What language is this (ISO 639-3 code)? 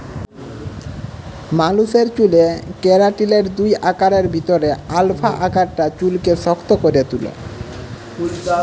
ben